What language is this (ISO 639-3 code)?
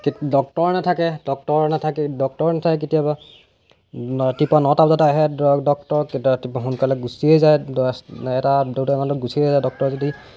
asm